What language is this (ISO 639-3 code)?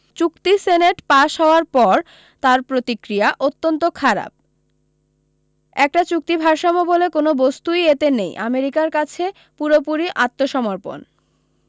ben